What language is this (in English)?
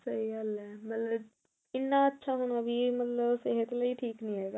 Punjabi